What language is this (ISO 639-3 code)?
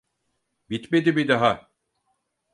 tur